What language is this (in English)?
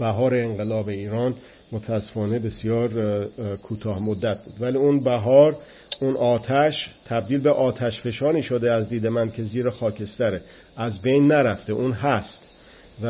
Persian